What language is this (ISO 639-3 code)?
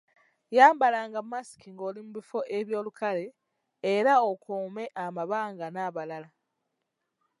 lug